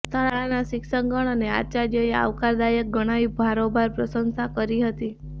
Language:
Gujarati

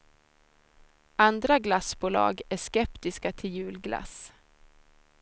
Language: Swedish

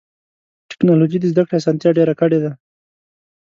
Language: Pashto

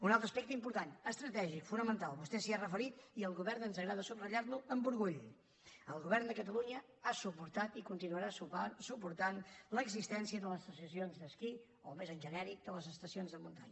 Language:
Catalan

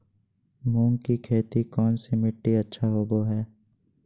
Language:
Magahi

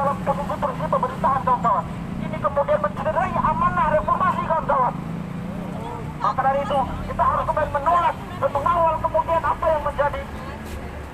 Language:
Indonesian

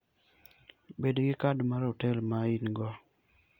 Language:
Luo (Kenya and Tanzania)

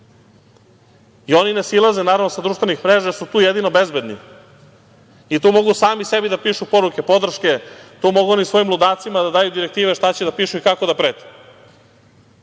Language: Serbian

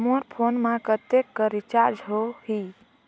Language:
Chhattisgarhi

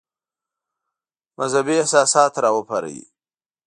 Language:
Pashto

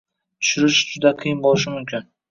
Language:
Uzbek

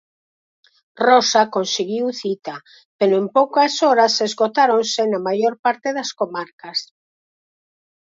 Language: Galician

